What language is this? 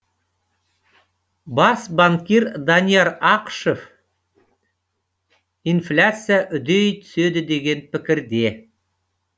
Kazakh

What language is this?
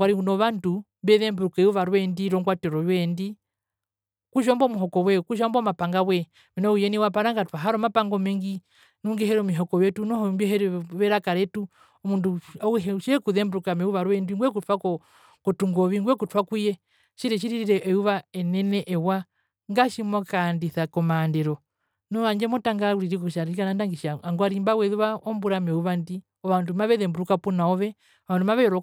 Herero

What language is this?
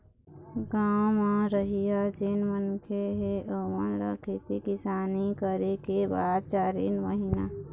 Chhattisgarhi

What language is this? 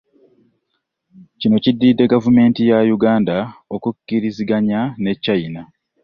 Ganda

